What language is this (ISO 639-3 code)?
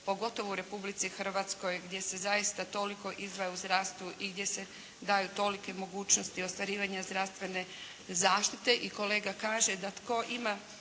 hrv